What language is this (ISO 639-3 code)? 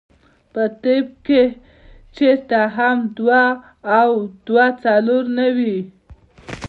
pus